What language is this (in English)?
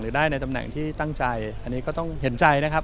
Thai